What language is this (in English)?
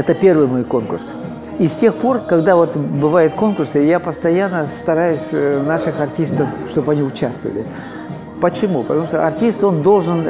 Russian